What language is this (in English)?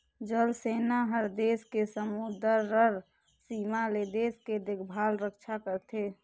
Chhattisgarhi